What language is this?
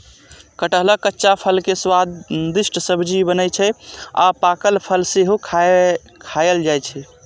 Maithili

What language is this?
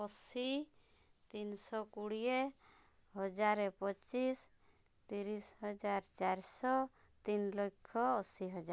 Odia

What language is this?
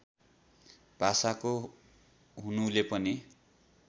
Nepali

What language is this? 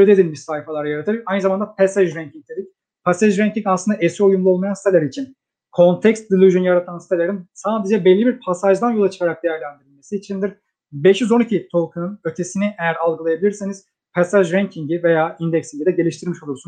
Turkish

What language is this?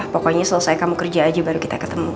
Indonesian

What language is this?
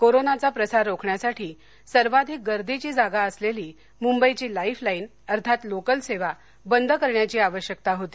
Marathi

